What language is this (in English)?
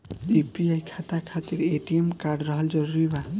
Bhojpuri